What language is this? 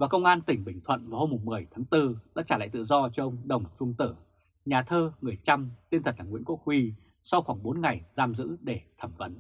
Vietnamese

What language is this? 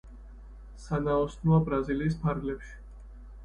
Georgian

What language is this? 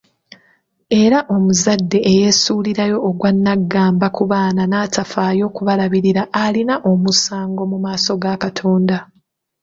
Ganda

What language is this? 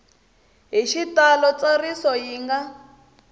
Tsonga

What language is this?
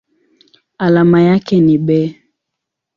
Swahili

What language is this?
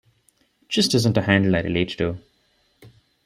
English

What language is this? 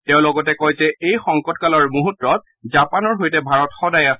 Assamese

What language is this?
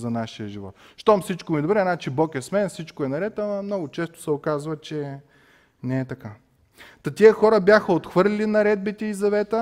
Bulgarian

